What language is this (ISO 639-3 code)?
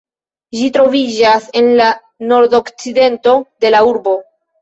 epo